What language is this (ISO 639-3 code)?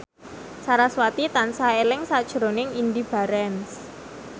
jav